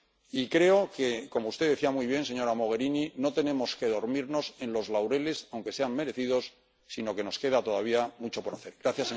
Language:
Spanish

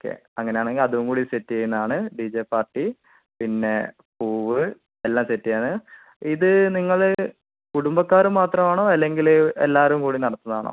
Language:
Malayalam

